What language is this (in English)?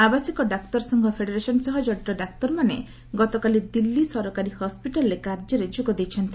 Odia